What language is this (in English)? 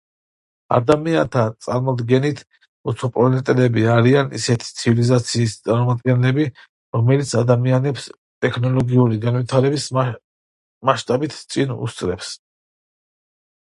Georgian